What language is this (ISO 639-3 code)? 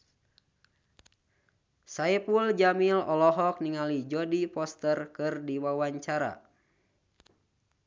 sun